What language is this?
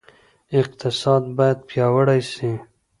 Pashto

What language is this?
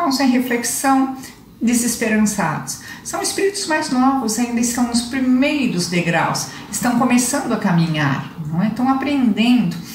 Portuguese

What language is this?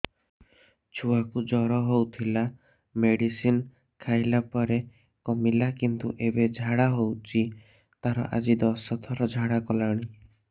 Odia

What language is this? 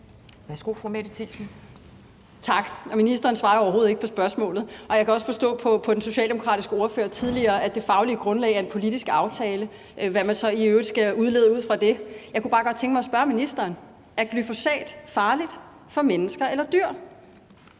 Danish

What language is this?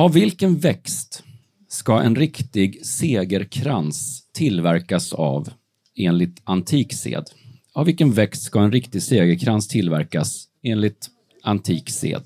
Swedish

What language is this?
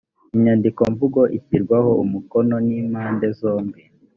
Kinyarwanda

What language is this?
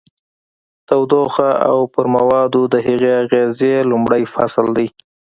Pashto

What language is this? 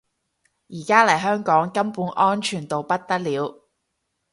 Cantonese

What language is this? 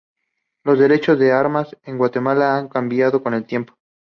Spanish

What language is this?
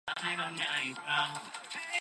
Japanese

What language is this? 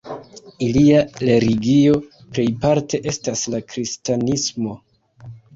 Esperanto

